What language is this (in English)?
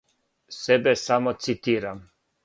Serbian